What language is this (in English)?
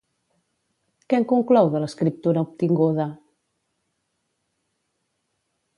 Catalan